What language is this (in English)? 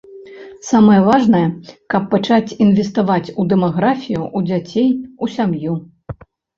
Belarusian